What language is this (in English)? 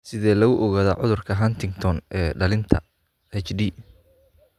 Somali